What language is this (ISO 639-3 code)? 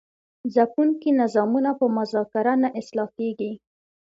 pus